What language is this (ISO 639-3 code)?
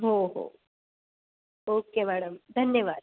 mar